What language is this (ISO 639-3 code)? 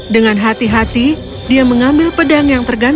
ind